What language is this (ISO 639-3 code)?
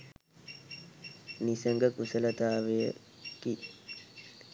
sin